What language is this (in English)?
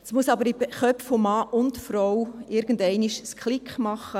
Swiss German